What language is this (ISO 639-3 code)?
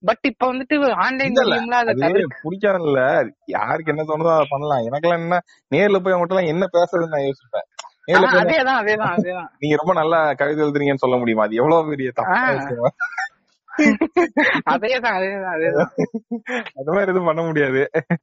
tam